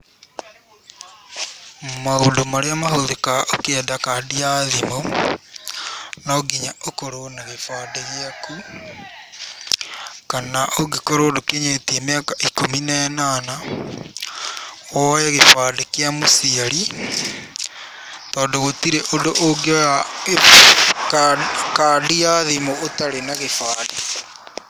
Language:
Kikuyu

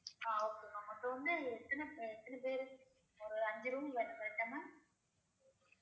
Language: Tamil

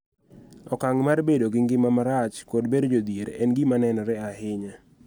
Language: Luo (Kenya and Tanzania)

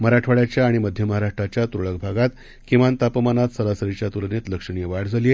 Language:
Marathi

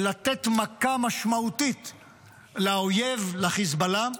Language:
Hebrew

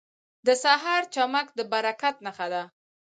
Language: Pashto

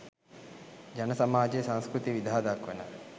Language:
Sinhala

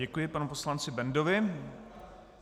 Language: Czech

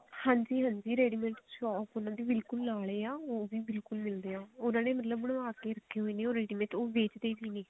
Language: Punjabi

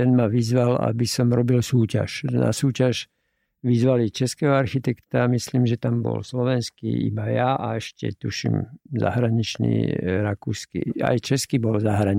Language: Slovak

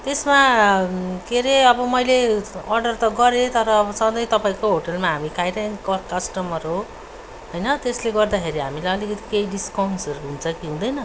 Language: Nepali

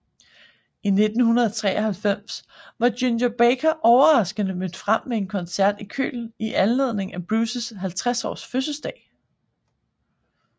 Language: Danish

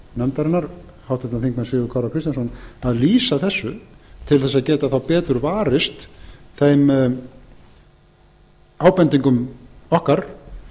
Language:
Icelandic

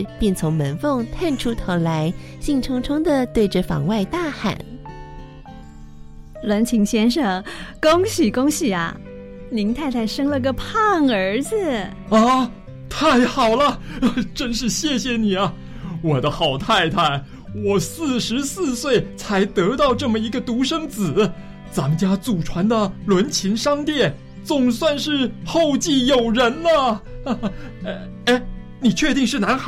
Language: Chinese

